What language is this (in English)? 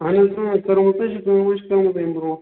Kashmiri